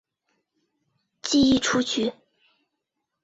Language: Chinese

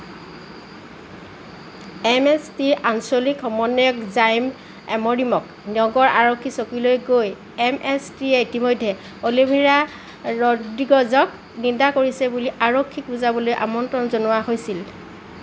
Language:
Assamese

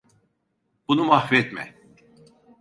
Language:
Turkish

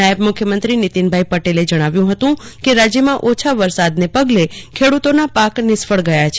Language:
Gujarati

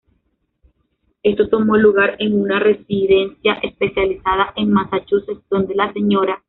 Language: Spanish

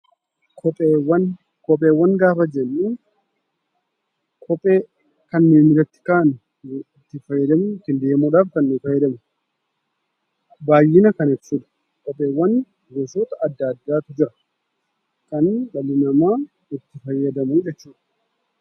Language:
Oromo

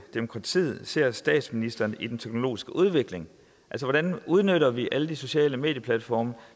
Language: Danish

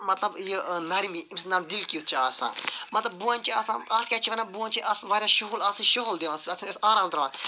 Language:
Kashmiri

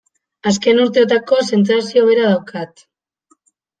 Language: Basque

